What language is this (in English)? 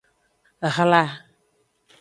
Aja (Benin)